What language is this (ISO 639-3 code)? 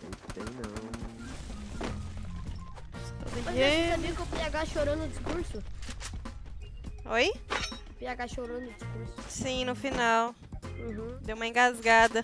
por